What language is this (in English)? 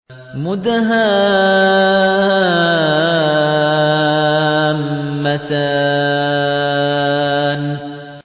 Arabic